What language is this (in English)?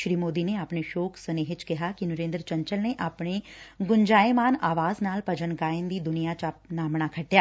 Punjabi